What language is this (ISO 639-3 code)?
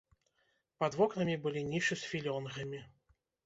bel